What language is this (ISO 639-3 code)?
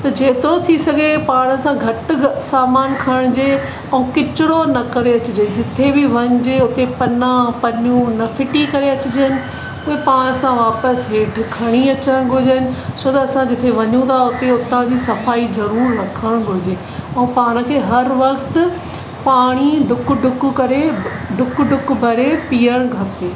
snd